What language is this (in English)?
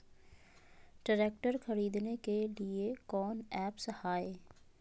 Magahi